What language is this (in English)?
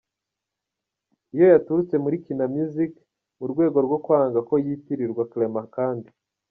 Kinyarwanda